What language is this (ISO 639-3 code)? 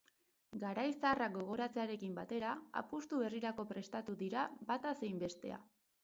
eus